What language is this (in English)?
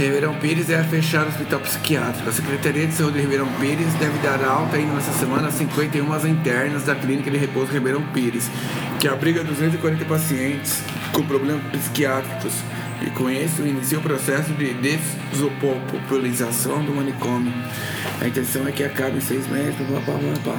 Portuguese